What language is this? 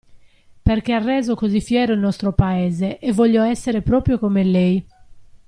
Italian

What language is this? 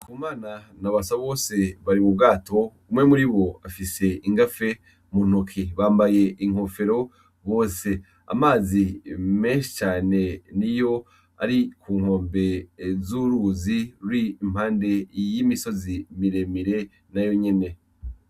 Rundi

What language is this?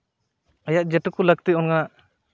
Santali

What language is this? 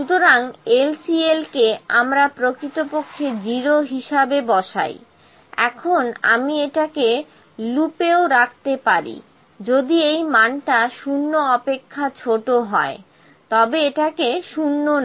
Bangla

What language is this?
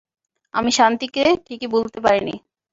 Bangla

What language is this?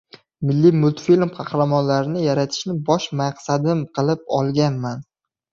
Uzbek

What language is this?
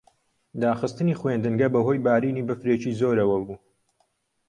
Central Kurdish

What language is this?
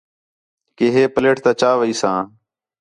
Khetrani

